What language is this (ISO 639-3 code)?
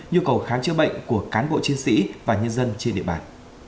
vie